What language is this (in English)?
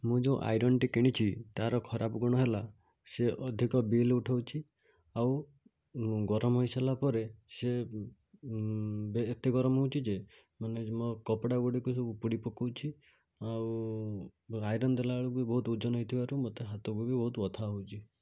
Odia